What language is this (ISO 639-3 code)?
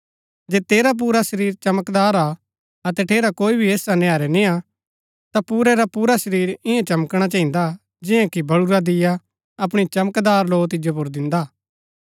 gbk